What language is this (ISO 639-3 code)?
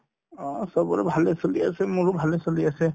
asm